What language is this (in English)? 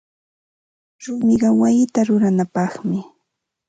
Ambo-Pasco Quechua